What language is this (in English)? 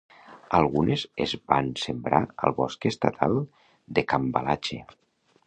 Catalan